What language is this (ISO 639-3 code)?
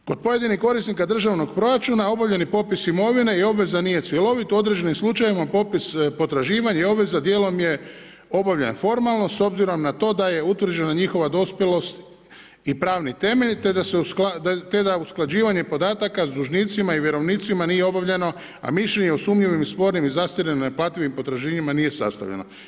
hrv